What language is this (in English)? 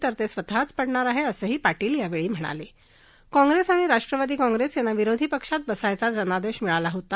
Marathi